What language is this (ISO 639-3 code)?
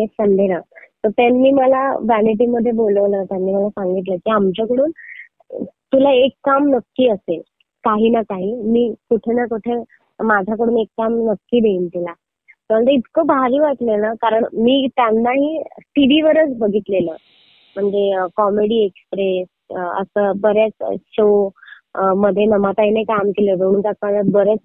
mar